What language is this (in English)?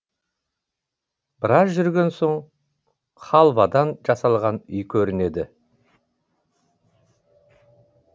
Kazakh